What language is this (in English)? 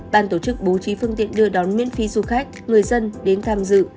Vietnamese